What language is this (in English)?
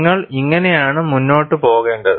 Malayalam